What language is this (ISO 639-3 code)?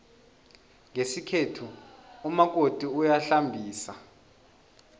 nbl